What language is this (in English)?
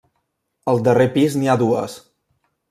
Catalan